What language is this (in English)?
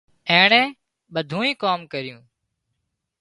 Wadiyara Koli